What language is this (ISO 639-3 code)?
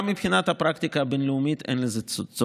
heb